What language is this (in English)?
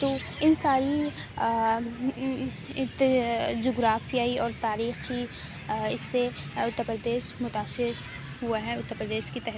Urdu